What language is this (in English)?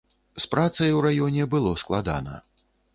Belarusian